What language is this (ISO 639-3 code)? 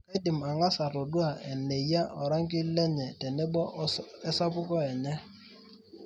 mas